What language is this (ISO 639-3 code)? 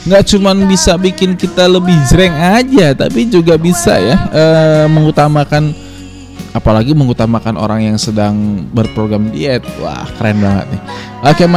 ind